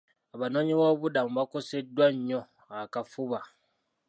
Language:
Ganda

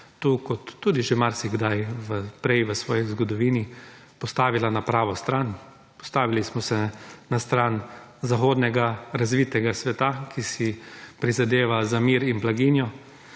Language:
Slovenian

